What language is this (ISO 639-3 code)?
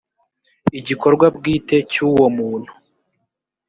kin